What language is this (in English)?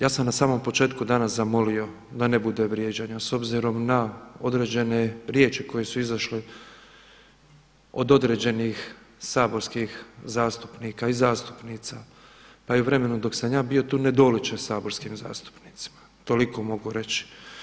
Croatian